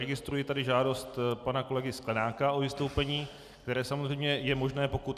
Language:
Czech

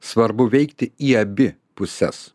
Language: Lithuanian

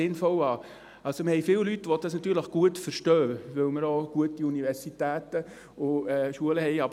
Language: Swiss German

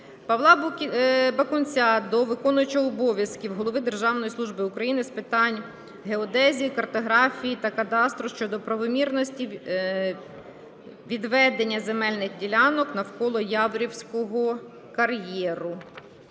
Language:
Ukrainian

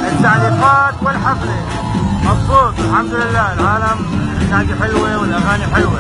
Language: Arabic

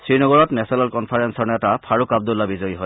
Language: Assamese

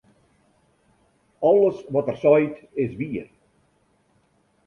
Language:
Western Frisian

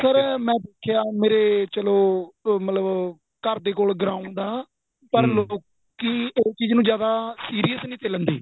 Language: Punjabi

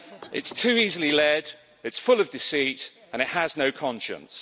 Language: English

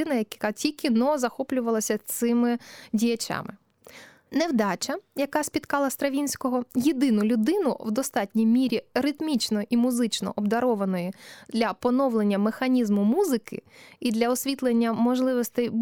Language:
Ukrainian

